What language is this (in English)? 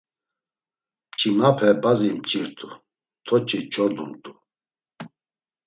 Laz